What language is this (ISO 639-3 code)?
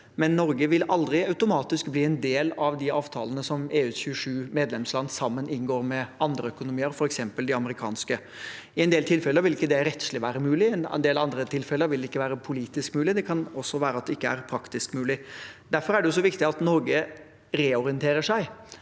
nor